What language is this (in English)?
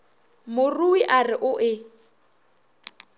Northern Sotho